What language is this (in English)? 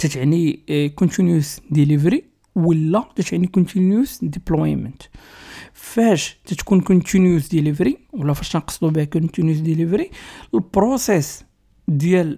Arabic